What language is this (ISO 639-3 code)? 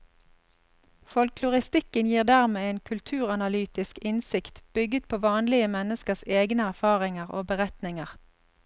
nor